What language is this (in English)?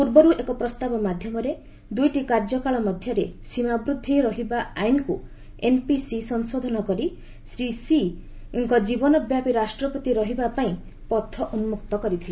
Odia